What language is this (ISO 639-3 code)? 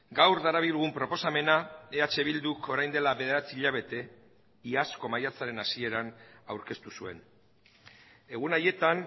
eus